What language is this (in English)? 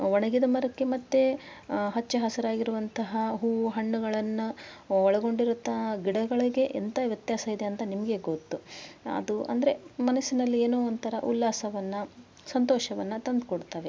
Kannada